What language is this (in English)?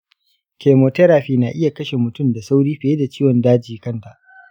Hausa